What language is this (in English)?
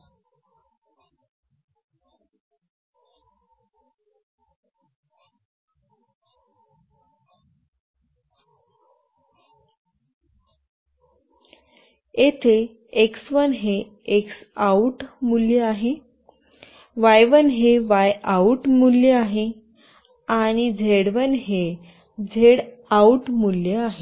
Marathi